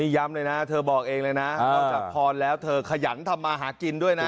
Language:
Thai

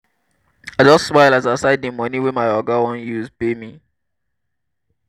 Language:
Nigerian Pidgin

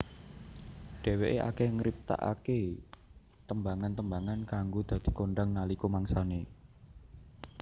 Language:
Javanese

